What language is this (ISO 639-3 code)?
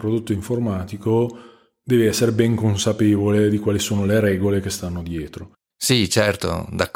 ita